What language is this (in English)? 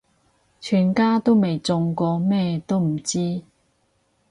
Cantonese